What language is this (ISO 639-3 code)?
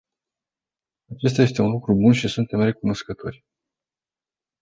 ron